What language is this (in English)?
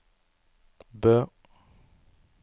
Norwegian